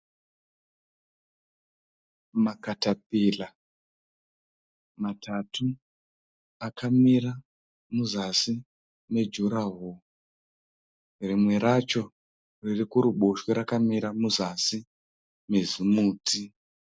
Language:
Shona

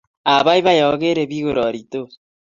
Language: Kalenjin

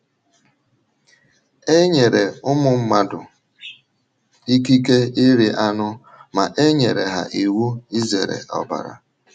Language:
Igbo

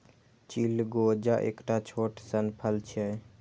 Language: Maithili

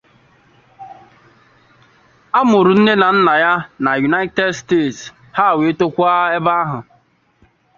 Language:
Igbo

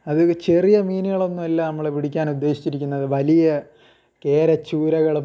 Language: Malayalam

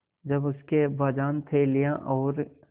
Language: Hindi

